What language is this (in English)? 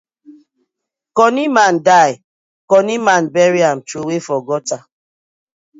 Nigerian Pidgin